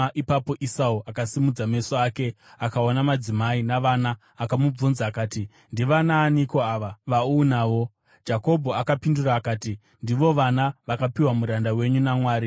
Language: Shona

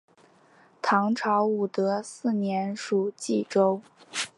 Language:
Chinese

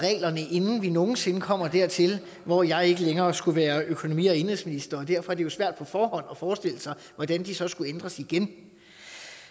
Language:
Danish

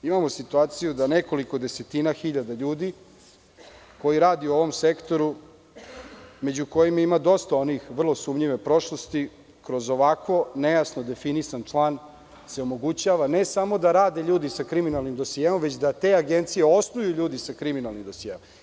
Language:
Serbian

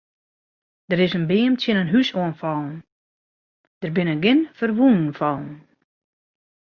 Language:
Western Frisian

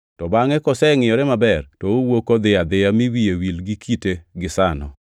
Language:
Luo (Kenya and Tanzania)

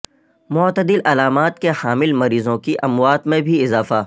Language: Urdu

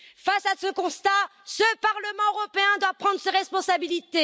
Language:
French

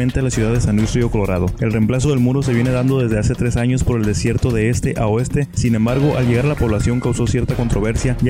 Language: Spanish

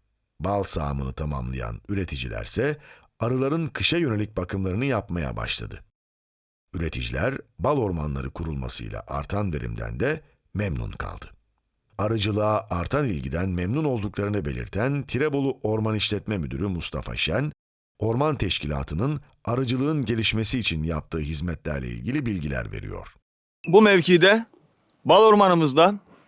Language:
Turkish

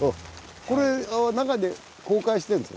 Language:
Japanese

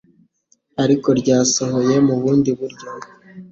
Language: Kinyarwanda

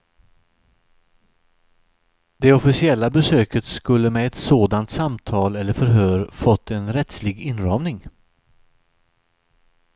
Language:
Swedish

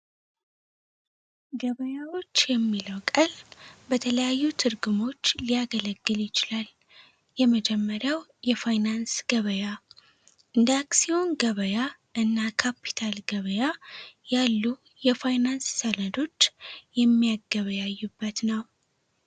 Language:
Amharic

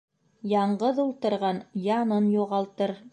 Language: Bashkir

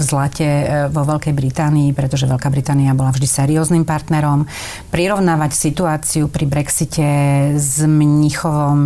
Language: Slovak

